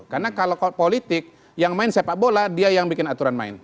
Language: Indonesian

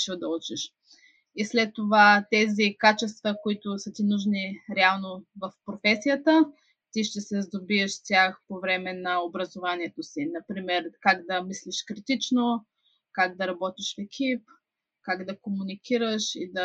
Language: Bulgarian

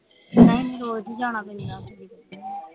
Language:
Punjabi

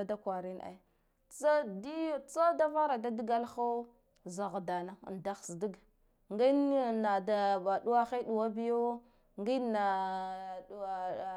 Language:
Guduf-Gava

